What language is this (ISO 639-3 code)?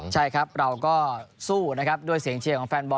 tha